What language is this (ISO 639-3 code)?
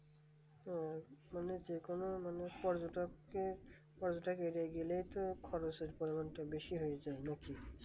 ben